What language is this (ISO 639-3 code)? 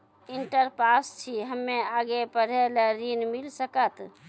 mai